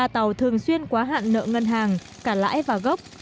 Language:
Vietnamese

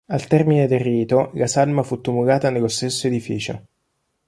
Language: Italian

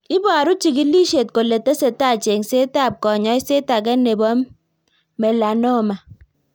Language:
Kalenjin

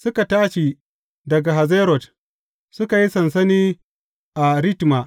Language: Hausa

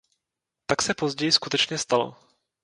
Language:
Czech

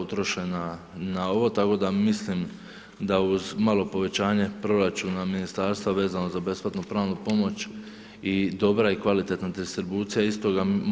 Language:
Croatian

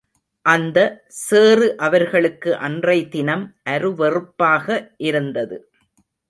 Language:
Tamil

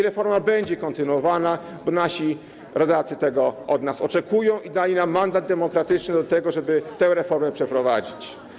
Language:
Polish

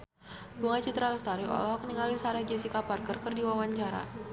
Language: Sundanese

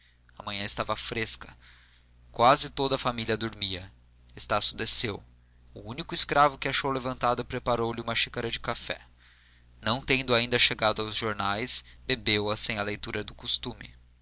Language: Portuguese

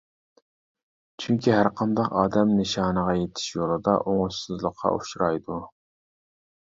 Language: Uyghur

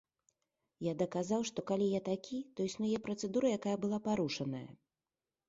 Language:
Belarusian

